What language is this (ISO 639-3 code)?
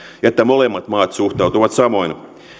fin